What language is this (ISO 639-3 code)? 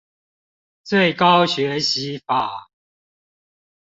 zho